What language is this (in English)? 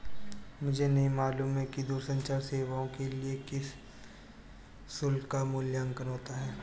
Hindi